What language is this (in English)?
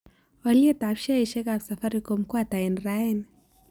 Kalenjin